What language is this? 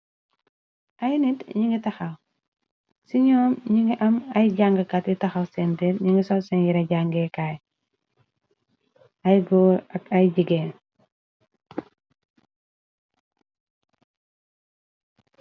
Wolof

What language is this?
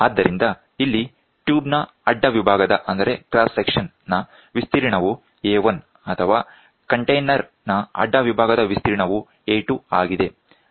Kannada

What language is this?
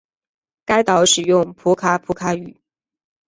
Chinese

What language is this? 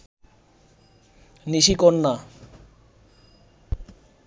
Bangla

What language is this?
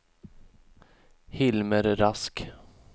Swedish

